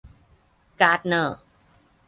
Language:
Thai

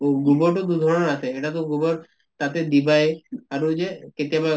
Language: Assamese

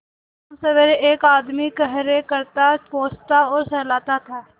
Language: Hindi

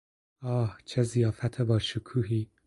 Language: Persian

